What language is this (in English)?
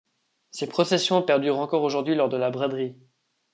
French